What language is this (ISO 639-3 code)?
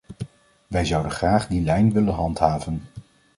nld